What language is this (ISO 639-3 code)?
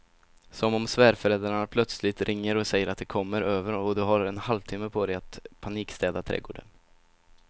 swe